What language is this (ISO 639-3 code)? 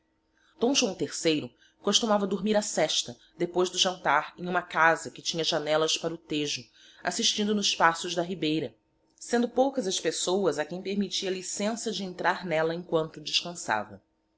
por